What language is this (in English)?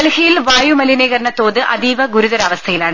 Malayalam